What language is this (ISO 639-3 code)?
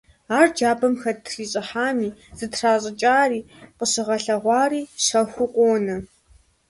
kbd